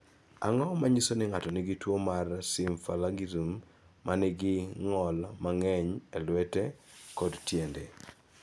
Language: Luo (Kenya and Tanzania)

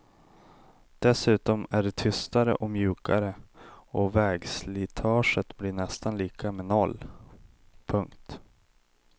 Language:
Swedish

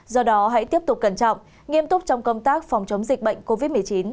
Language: Vietnamese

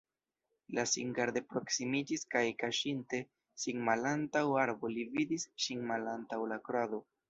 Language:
Esperanto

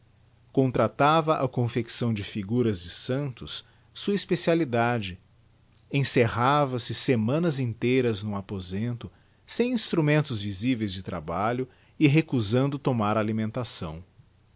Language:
Portuguese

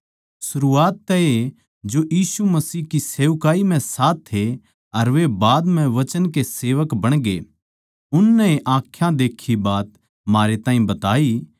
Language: Haryanvi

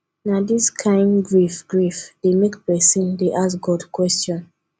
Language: Nigerian Pidgin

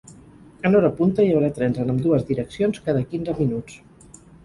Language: Catalan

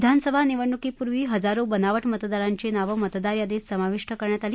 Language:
Marathi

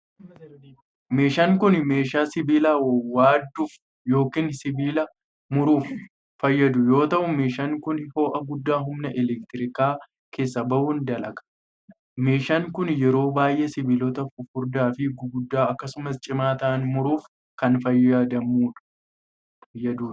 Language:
Oromo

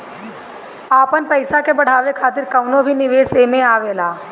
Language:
Bhojpuri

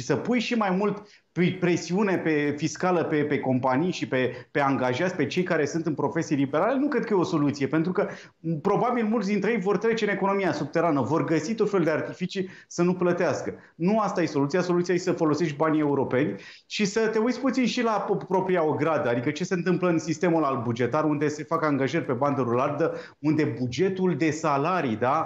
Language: Romanian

